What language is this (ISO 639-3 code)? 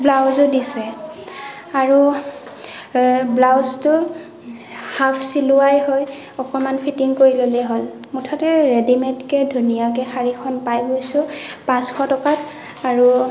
asm